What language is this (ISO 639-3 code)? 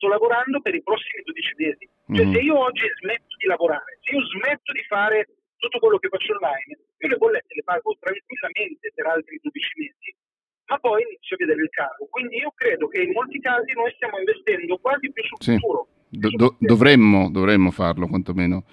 ita